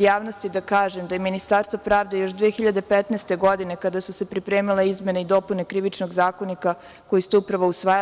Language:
Serbian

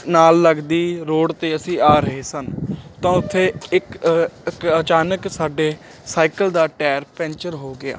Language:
Punjabi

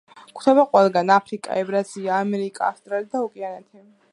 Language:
Georgian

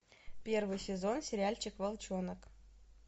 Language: Russian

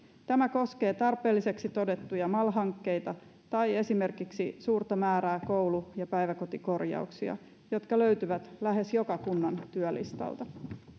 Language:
Finnish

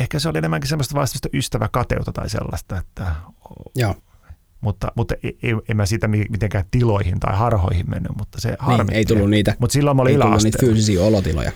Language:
Finnish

